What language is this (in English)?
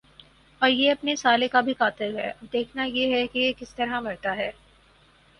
Urdu